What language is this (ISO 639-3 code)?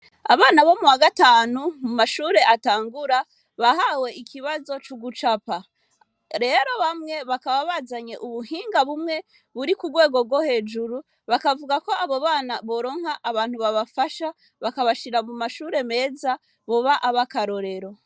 run